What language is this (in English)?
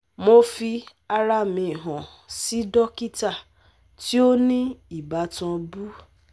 Yoruba